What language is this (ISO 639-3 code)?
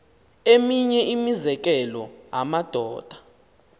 xho